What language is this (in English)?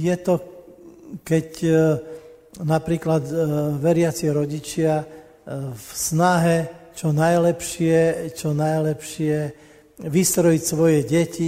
Slovak